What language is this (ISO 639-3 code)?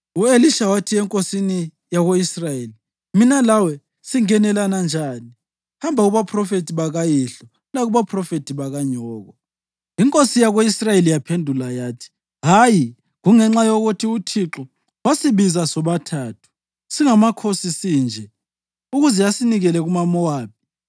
nde